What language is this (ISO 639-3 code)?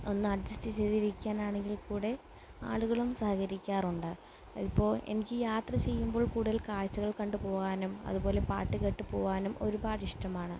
mal